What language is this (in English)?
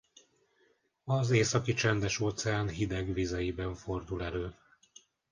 Hungarian